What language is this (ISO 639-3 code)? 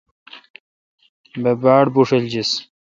xka